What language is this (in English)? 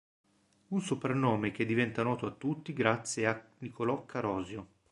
Italian